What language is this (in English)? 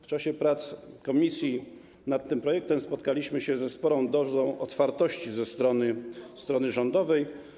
Polish